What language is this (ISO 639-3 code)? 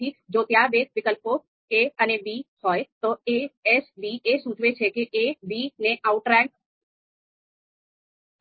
guj